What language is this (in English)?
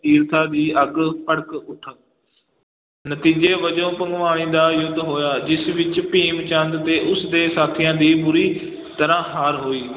Punjabi